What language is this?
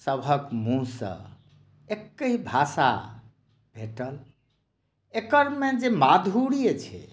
Maithili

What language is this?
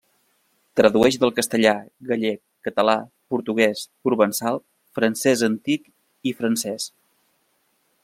Catalan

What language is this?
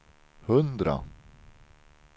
Swedish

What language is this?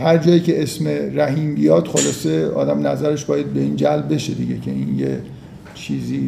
Persian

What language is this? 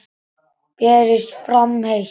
Icelandic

